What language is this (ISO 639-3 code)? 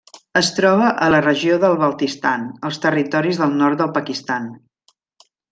cat